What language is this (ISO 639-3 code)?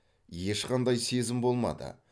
kaz